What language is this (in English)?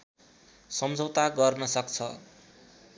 Nepali